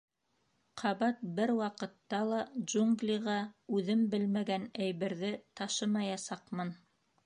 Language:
Bashkir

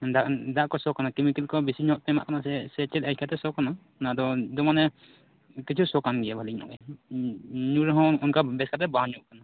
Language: Santali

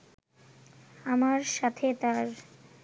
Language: Bangla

